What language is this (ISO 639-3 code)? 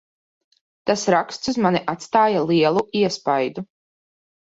lav